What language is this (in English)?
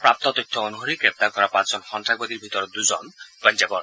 Assamese